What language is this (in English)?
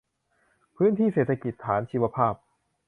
Thai